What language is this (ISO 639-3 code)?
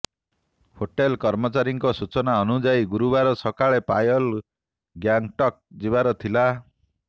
ori